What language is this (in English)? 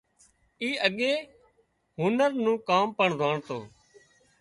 Wadiyara Koli